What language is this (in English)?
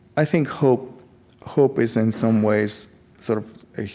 English